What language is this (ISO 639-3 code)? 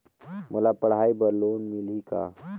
hne